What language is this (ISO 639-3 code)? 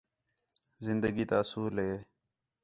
xhe